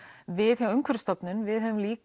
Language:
Icelandic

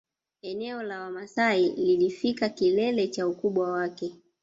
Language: Swahili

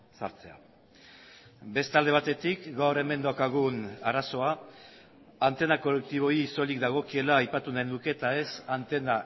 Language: Basque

